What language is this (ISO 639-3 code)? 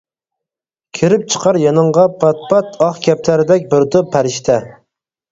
uig